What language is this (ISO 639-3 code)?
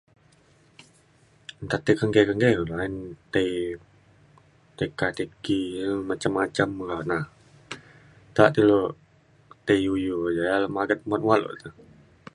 xkl